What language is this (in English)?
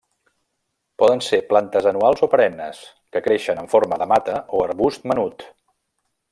Catalan